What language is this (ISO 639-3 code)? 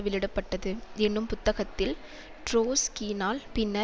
tam